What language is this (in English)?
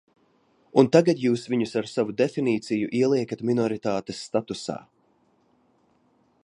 Latvian